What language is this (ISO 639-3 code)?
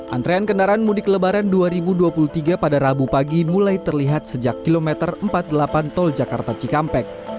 ind